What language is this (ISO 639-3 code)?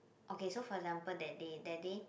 eng